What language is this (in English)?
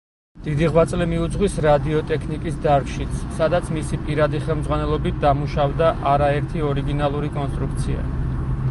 Georgian